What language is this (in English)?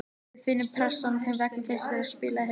Icelandic